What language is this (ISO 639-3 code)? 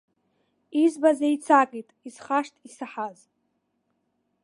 abk